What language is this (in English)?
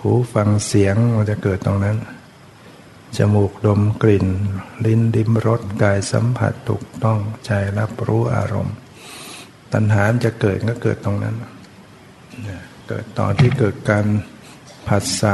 Thai